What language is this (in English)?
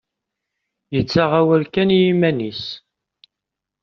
Kabyle